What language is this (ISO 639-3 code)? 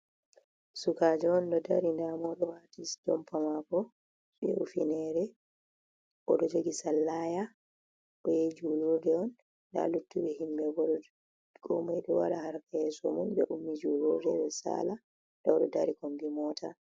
ful